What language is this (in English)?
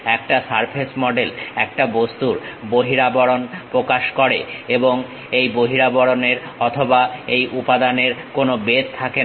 Bangla